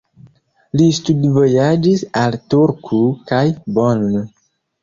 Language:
Esperanto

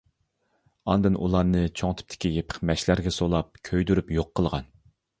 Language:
Uyghur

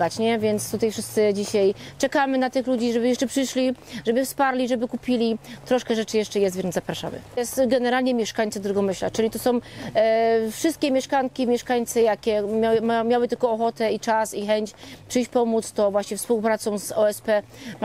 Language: Polish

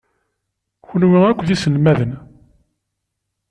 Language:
Kabyle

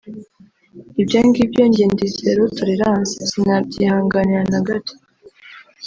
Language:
Kinyarwanda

